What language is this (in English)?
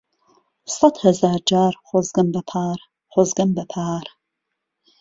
Central Kurdish